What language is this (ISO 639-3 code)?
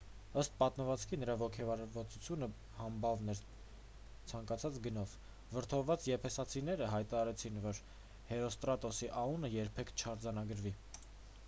hye